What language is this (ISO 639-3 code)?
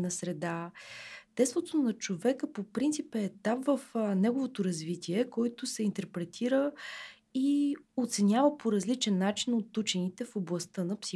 bul